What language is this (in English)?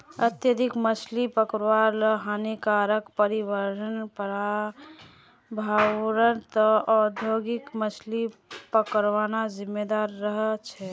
Magahi